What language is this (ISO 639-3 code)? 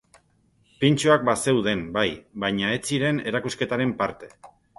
eus